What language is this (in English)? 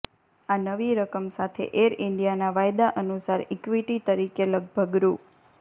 Gujarati